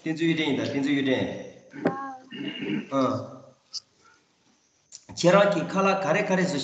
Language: Korean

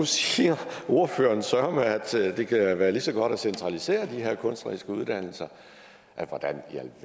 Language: Danish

